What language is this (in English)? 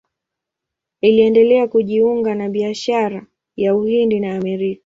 Swahili